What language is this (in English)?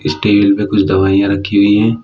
Hindi